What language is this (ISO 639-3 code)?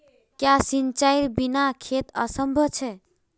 mag